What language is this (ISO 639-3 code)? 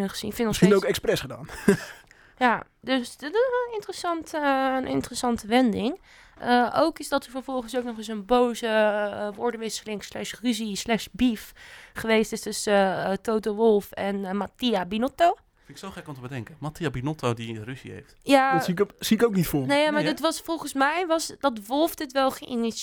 nld